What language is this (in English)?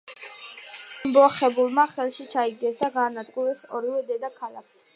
Georgian